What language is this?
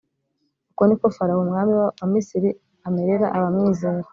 Kinyarwanda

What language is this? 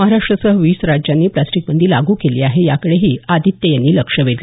Marathi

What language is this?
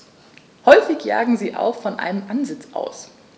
German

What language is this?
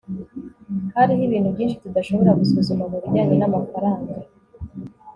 Kinyarwanda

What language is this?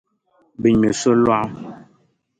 Dagbani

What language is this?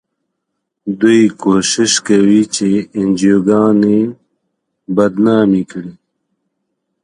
Pashto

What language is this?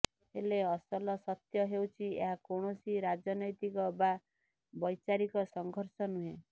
Odia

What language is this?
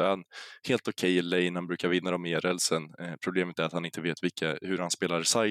Swedish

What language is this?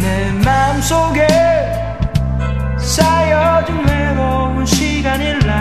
Korean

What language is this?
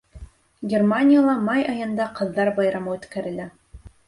Bashkir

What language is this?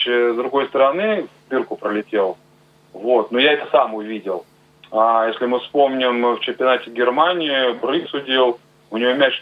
Russian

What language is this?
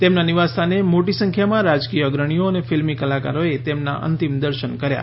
Gujarati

